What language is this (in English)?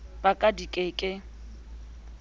Southern Sotho